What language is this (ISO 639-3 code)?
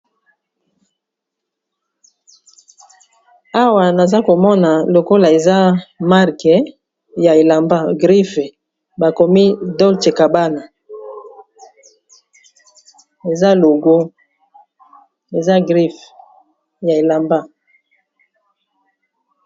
lin